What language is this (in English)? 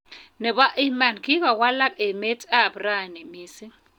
Kalenjin